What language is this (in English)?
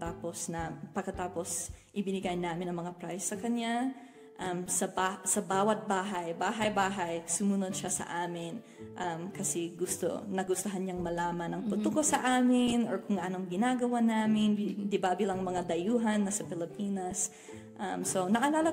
Filipino